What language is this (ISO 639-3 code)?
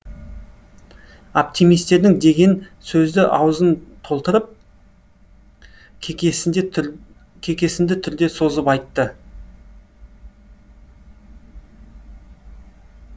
kaz